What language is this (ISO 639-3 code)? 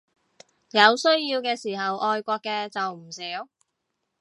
yue